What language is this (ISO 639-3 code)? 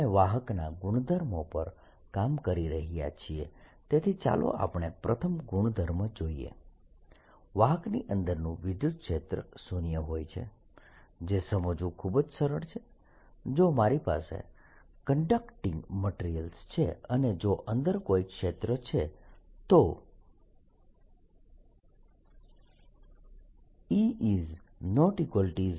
guj